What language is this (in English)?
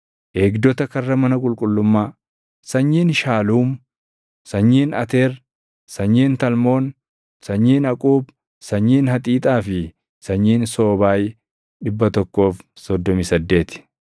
Oromo